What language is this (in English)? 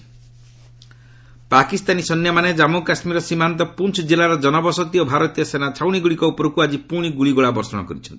Odia